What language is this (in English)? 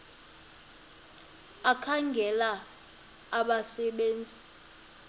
Xhosa